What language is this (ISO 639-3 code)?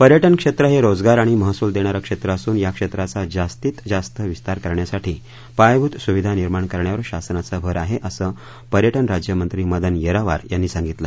mar